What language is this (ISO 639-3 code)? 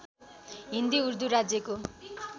nep